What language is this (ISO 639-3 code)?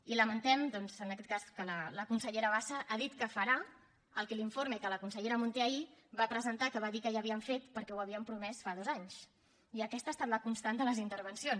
cat